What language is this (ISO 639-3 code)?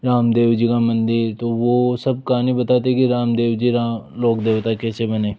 hin